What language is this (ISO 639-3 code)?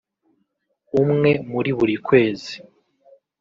kin